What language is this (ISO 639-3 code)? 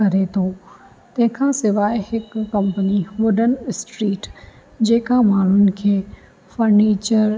snd